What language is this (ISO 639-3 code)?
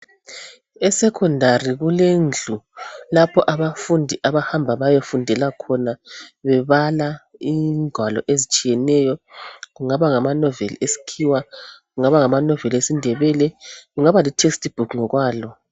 nde